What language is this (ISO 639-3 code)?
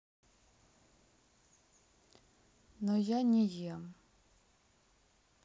rus